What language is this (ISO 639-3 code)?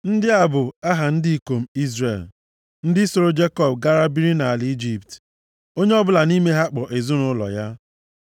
ibo